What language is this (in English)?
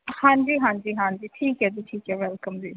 Punjabi